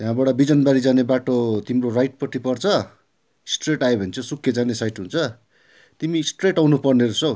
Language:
Nepali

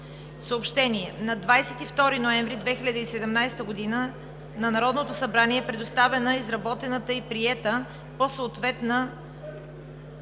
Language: Bulgarian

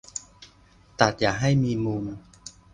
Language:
Thai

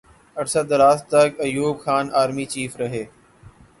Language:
Urdu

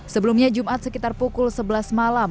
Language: Indonesian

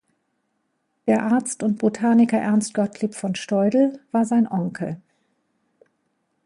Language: German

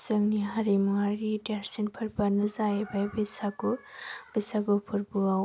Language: Bodo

